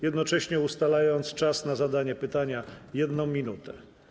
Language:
Polish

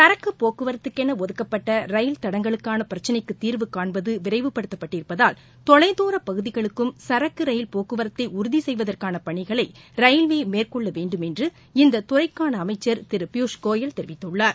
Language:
Tamil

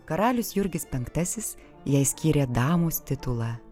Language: Lithuanian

